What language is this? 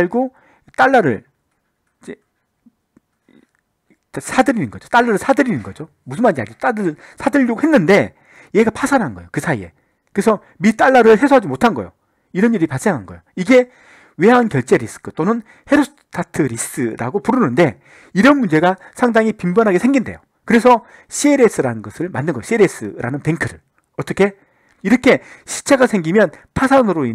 Korean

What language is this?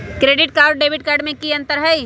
Magahi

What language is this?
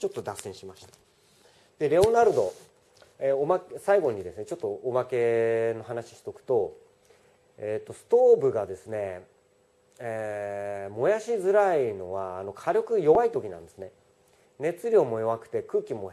Japanese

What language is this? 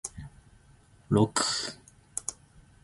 Zulu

